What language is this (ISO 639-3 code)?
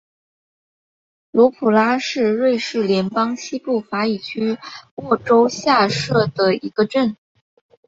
zho